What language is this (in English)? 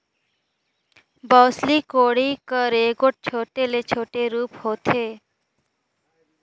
Chhattisgarhi